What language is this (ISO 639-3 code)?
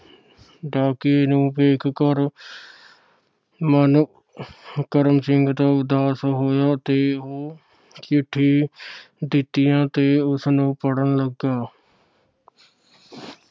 pan